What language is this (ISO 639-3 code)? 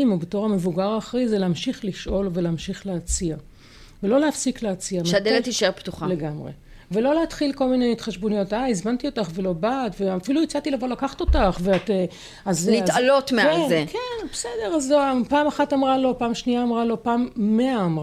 heb